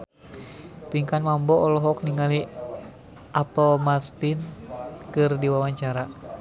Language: Sundanese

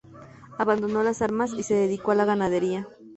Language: Spanish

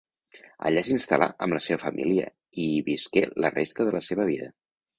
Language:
Catalan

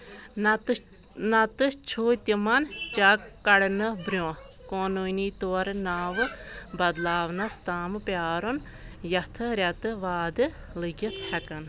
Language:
Kashmiri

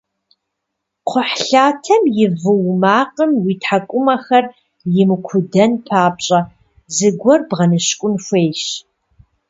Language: Kabardian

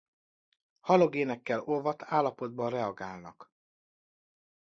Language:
Hungarian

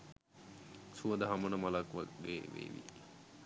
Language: Sinhala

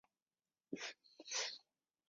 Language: Chinese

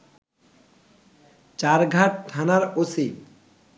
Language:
Bangla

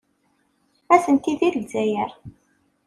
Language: Kabyle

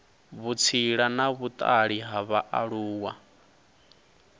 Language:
Venda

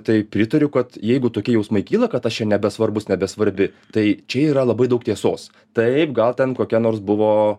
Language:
Lithuanian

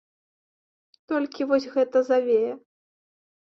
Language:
Belarusian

